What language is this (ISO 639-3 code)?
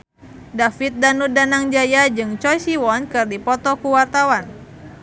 sun